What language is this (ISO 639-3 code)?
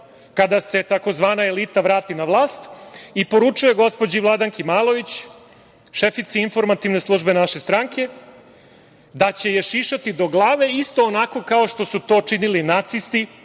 srp